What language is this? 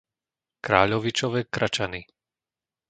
Slovak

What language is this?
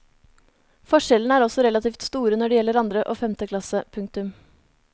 Norwegian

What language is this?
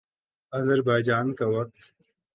Urdu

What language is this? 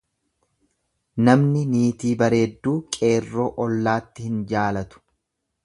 Oromo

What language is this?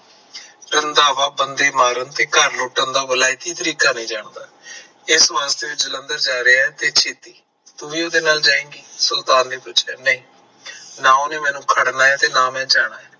Punjabi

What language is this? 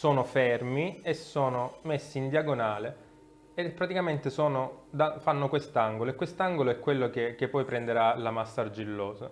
Italian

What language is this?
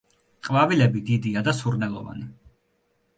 Georgian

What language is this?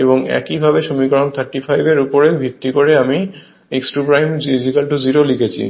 Bangla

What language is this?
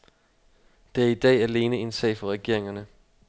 Danish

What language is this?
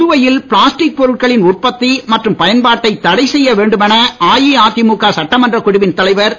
Tamil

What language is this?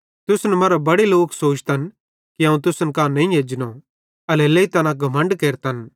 Bhadrawahi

